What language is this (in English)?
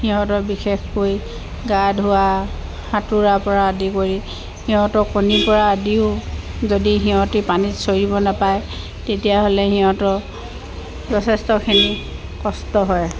Assamese